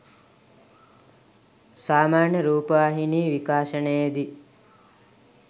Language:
Sinhala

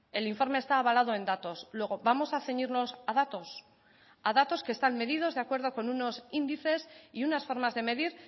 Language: Spanish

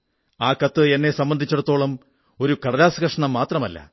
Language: Malayalam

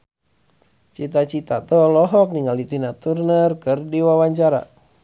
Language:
Sundanese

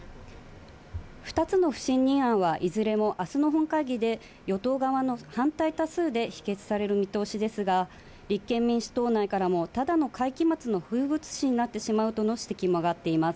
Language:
Japanese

